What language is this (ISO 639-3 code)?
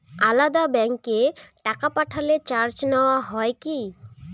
ben